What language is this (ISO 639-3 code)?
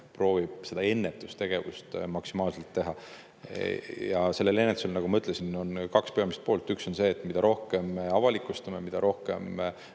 est